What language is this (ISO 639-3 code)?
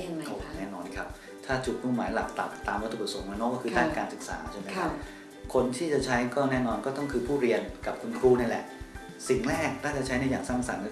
tha